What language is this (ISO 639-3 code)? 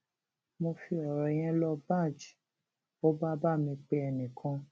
yor